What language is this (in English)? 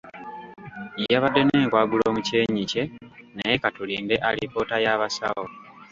Ganda